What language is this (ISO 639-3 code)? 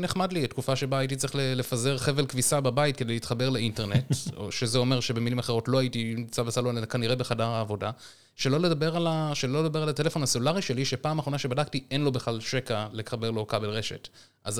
heb